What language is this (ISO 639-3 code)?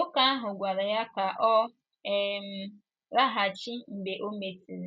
ibo